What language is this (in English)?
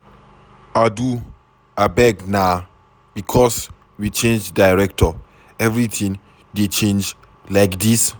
Nigerian Pidgin